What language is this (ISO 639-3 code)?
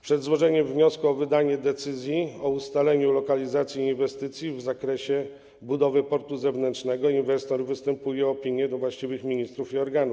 pol